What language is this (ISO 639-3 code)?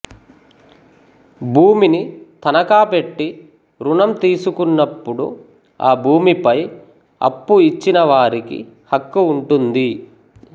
tel